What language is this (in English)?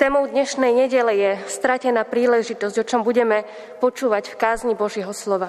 Slovak